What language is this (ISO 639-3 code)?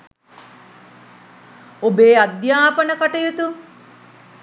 sin